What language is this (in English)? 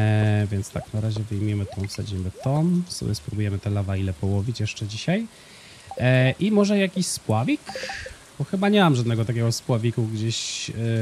Polish